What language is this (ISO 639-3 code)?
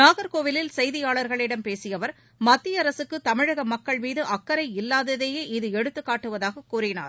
tam